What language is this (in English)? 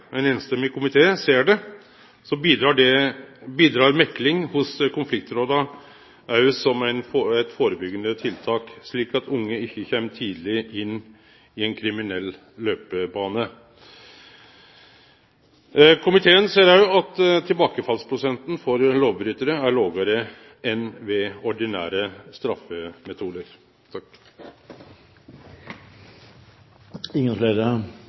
Norwegian Nynorsk